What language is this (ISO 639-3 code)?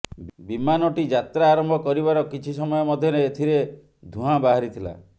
ori